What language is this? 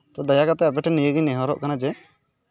Santali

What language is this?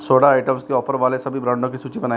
Hindi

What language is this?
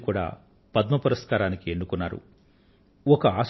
Telugu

